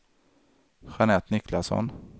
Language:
Swedish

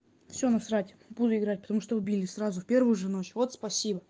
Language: Russian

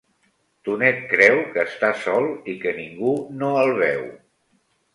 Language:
Catalan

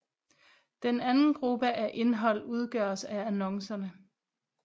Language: Danish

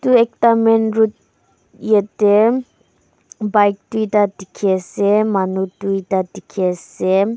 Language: Naga Pidgin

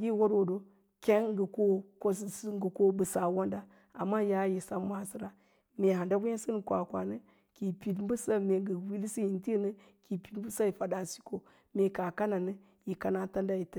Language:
Lala-Roba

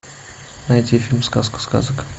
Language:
Russian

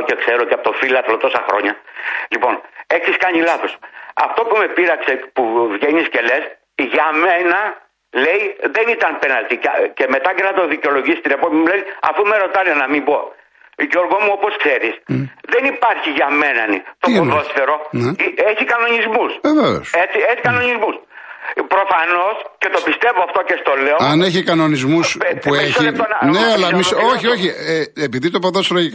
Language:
Greek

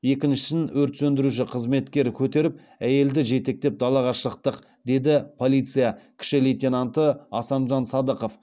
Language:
Kazakh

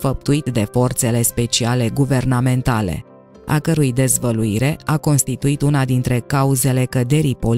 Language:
Romanian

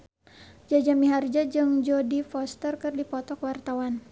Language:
Sundanese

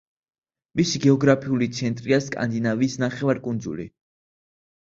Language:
Georgian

